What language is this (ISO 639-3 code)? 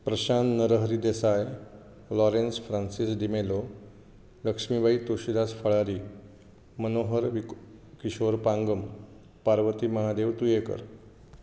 kok